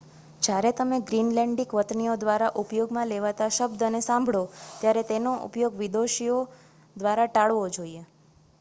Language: Gujarati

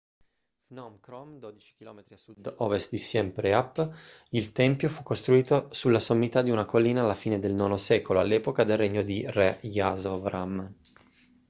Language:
Italian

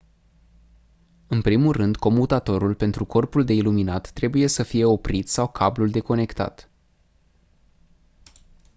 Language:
Romanian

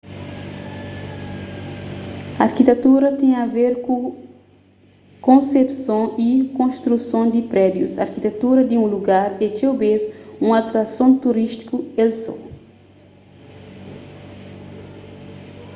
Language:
Kabuverdianu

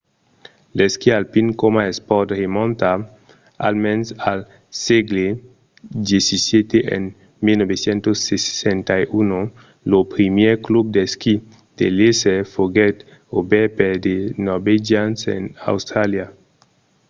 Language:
Occitan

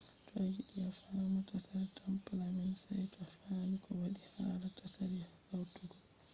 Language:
Fula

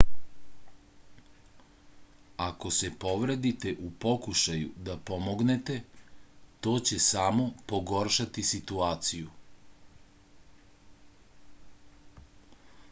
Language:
Serbian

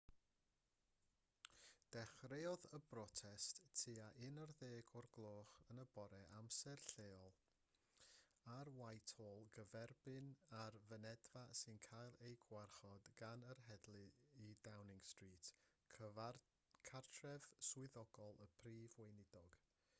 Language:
Welsh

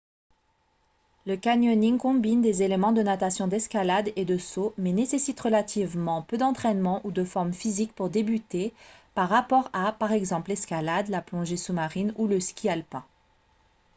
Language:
French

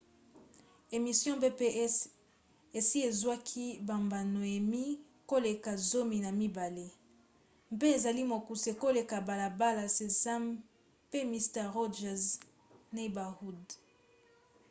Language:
Lingala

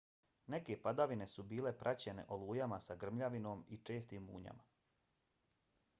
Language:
Bosnian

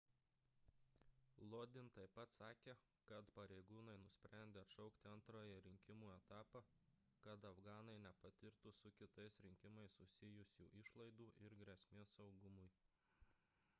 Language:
Lithuanian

